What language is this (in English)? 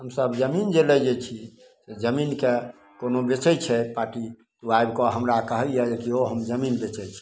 Maithili